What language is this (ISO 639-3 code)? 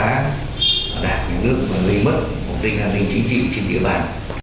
vie